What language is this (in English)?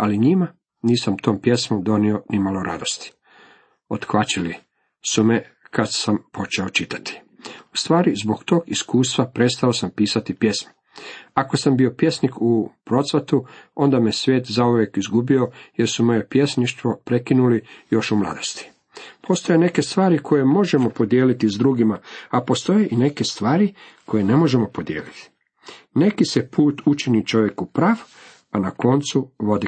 Croatian